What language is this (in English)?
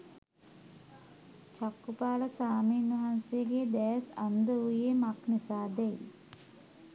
Sinhala